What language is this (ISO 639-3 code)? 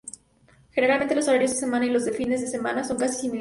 spa